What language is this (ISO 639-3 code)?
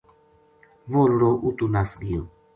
gju